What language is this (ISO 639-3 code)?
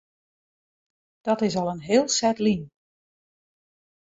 fry